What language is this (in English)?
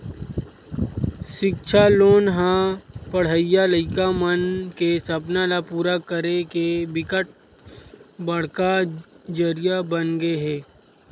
Chhattisgarhi